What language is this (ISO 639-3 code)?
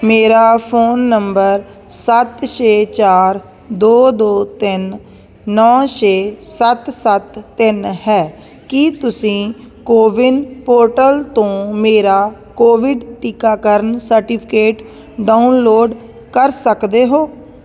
pan